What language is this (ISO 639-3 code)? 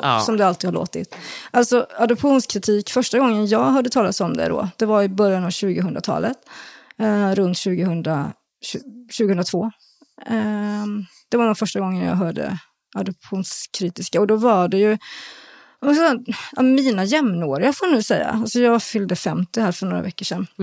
swe